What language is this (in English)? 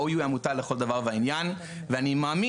Hebrew